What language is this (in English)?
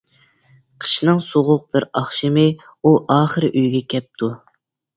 Uyghur